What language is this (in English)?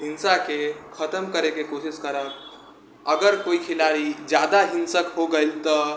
Maithili